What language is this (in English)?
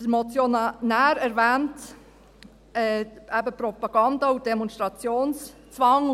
Swiss German